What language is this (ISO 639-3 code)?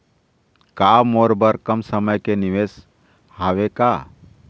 hne